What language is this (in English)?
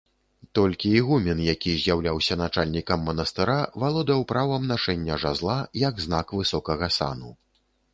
Belarusian